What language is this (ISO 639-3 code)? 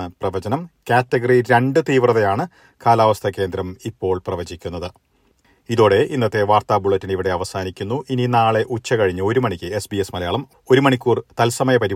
mal